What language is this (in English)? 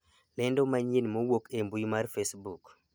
Luo (Kenya and Tanzania)